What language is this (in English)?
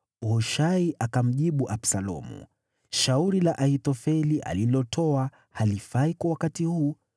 Swahili